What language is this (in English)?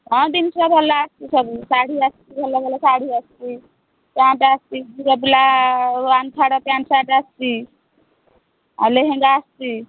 Odia